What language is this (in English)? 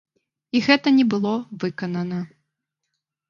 Belarusian